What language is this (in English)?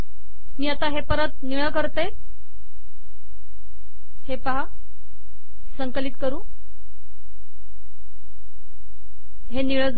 Marathi